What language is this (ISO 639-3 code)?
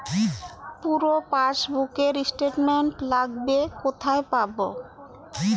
ben